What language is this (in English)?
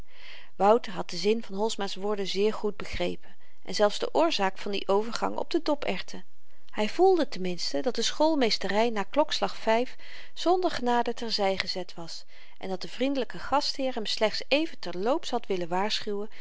Dutch